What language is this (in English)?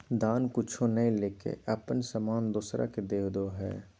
Magahi